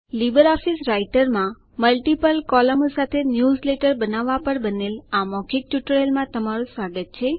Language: Gujarati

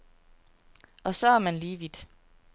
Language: Danish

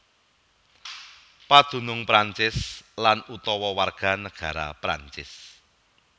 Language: Javanese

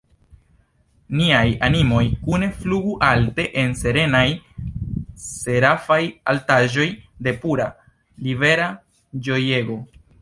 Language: Esperanto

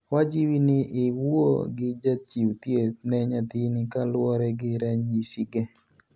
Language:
Luo (Kenya and Tanzania)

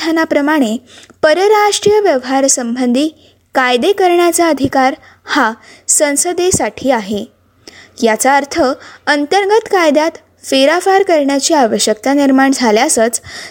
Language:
Marathi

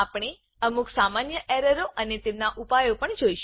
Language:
Gujarati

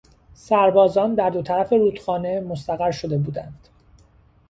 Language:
Persian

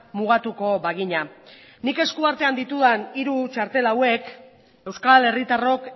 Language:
Basque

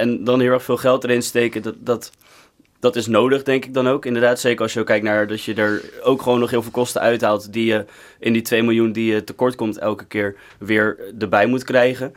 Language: Dutch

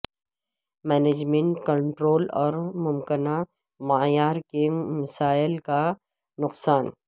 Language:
Urdu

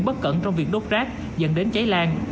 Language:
Vietnamese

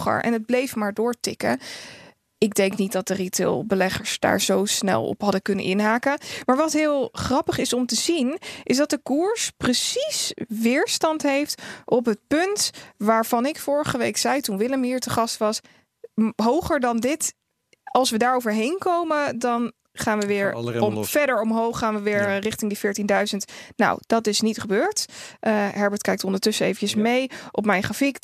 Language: Dutch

